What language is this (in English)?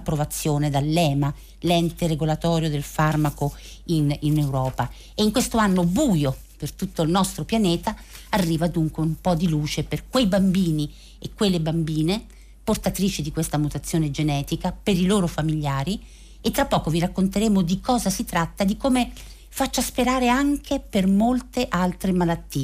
Italian